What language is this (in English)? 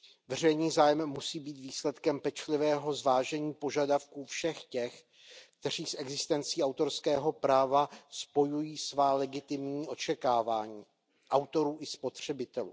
Czech